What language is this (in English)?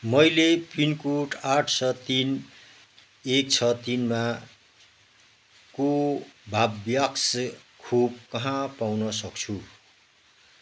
Nepali